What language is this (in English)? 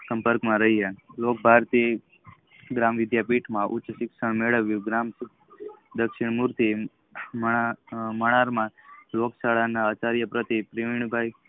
Gujarati